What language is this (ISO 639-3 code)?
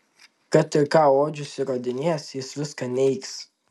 lit